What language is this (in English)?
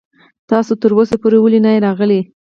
Pashto